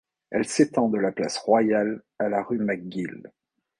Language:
French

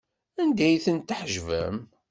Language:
Kabyle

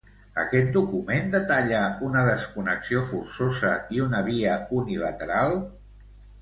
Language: Catalan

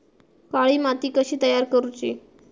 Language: Marathi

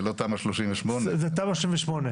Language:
Hebrew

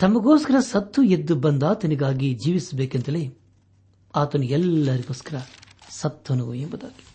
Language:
Kannada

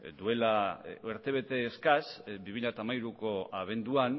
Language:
Basque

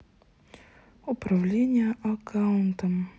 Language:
Russian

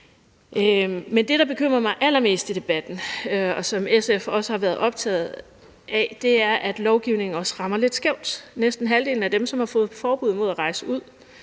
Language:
Danish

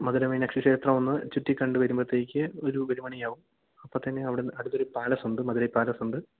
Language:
Malayalam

